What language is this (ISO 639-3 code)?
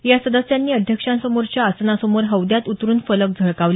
mar